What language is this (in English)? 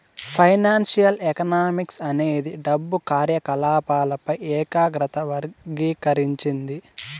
Telugu